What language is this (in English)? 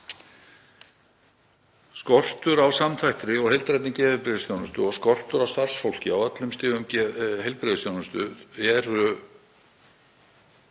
Icelandic